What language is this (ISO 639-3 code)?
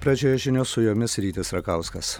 lit